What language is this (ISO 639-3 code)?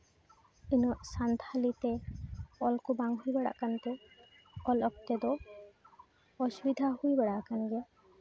sat